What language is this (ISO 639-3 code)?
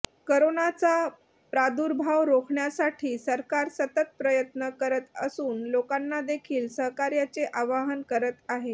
mar